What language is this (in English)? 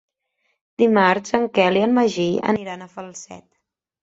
Catalan